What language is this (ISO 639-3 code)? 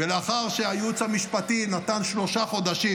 heb